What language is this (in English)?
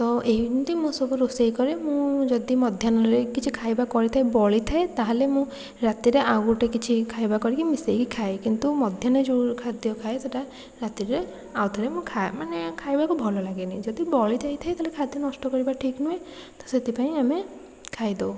Odia